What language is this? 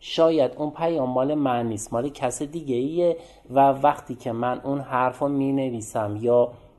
Persian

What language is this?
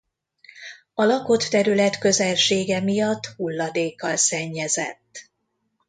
Hungarian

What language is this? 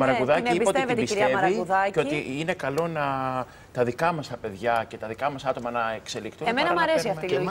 Greek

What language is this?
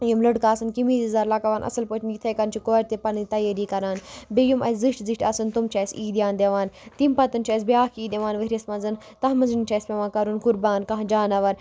Kashmiri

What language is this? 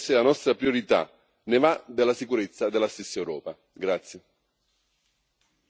Italian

